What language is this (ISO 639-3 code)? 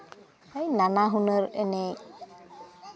sat